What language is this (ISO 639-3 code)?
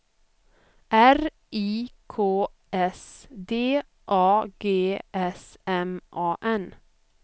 swe